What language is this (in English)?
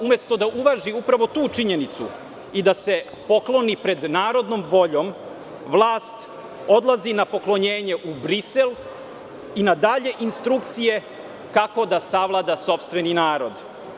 Serbian